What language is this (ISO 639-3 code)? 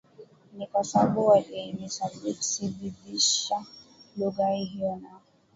swa